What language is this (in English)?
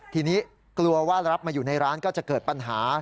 Thai